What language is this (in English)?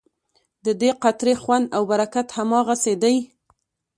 Pashto